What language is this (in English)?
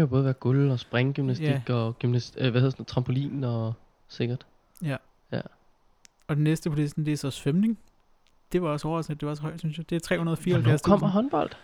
Danish